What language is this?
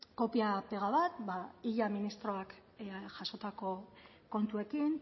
Basque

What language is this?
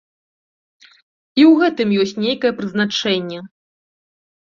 Belarusian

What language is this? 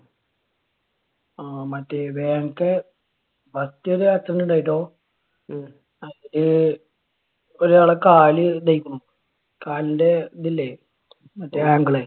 Malayalam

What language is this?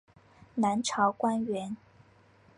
Chinese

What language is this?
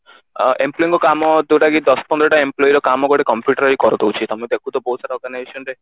Odia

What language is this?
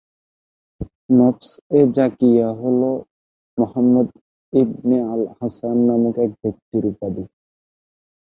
Bangla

